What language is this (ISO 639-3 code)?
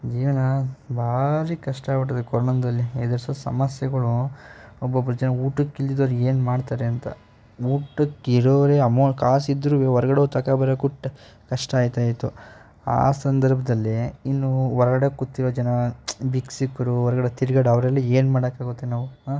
kan